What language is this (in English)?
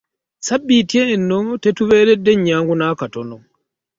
Ganda